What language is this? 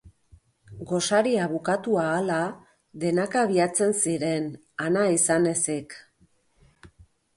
Basque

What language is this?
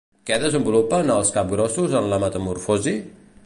Catalan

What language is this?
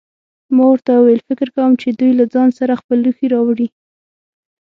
Pashto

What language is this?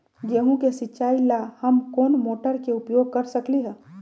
Magahi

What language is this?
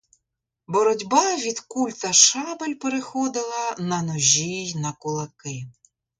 Ukrainian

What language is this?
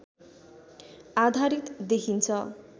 Nepali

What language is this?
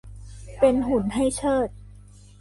Thai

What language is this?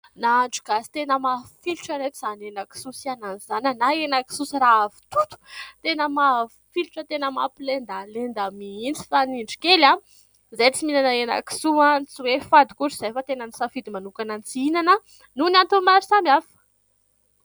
Malagasy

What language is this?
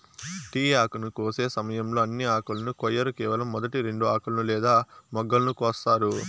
Telugu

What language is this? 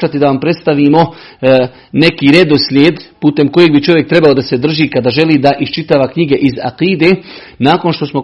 Croatian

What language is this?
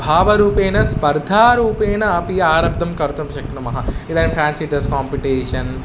Sanskrit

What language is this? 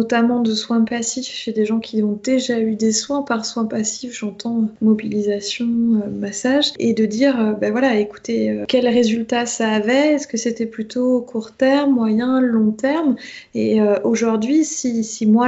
French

